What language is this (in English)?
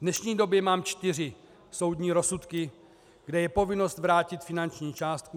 Czech